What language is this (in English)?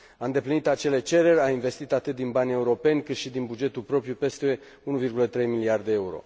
Romanian